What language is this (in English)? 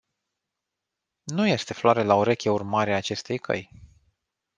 Romanian